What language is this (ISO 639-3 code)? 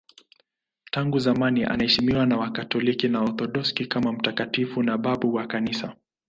swa